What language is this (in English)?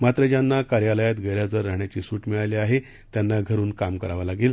Marathi